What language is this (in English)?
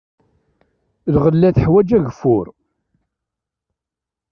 Kabyle